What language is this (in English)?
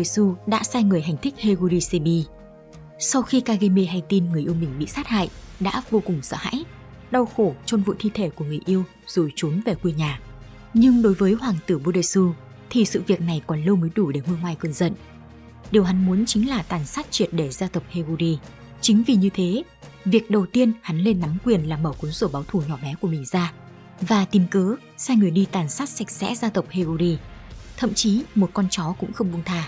Vietnamese